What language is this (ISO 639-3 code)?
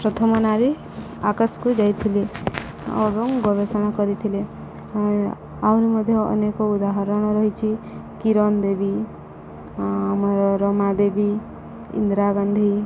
ori